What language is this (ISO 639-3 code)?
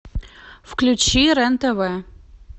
rus